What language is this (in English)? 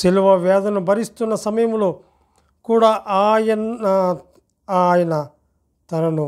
Telugu